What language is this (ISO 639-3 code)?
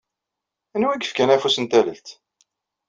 kab